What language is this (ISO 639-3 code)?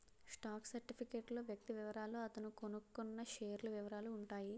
tel